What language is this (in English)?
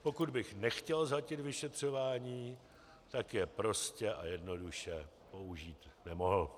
Czech